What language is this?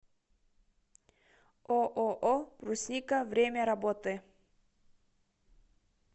Russian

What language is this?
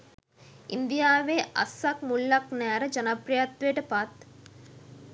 Sinhala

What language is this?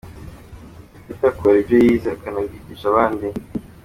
Kinyarwanda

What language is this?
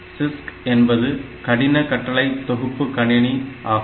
Tamil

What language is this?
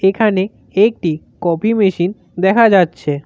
Bangla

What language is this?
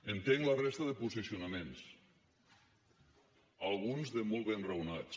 Catalan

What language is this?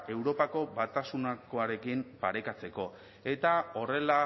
Basque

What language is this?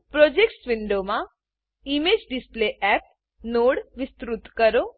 Gujarati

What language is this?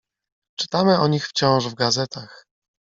Polish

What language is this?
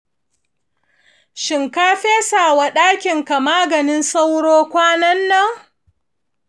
Hausa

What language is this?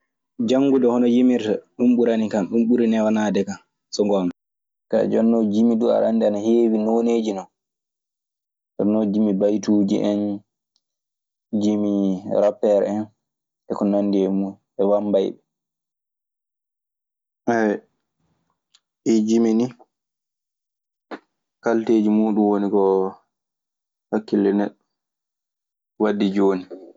Maasina Fulfulde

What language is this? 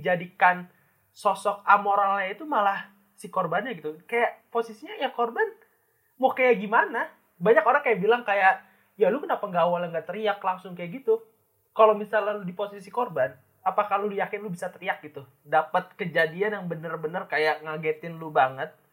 Indonesian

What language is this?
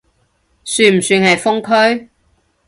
Cantonese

